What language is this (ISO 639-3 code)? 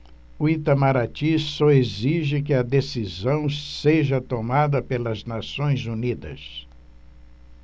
por